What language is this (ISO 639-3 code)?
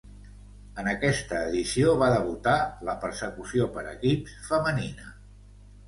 cat